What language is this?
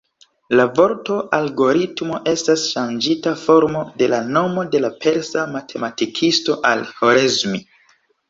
Esperanto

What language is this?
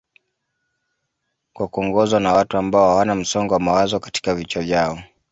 Swahili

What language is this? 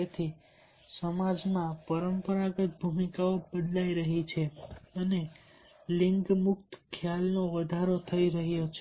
Gujarati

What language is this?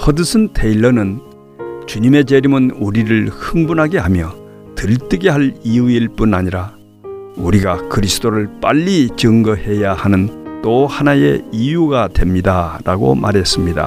Korean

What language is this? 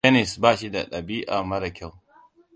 Hausa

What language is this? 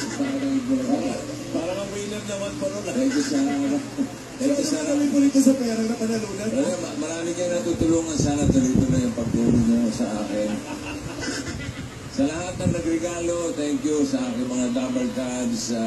Filipino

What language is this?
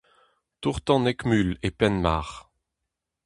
Breton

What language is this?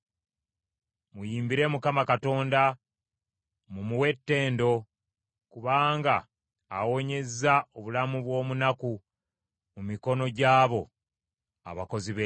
Ganda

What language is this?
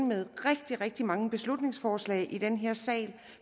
Danish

